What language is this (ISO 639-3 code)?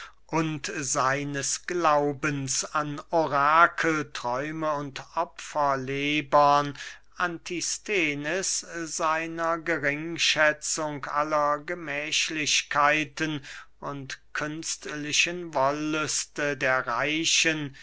deu